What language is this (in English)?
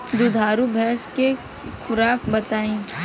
Bhojpuri